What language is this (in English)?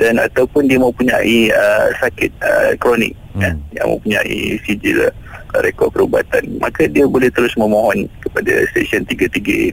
Malay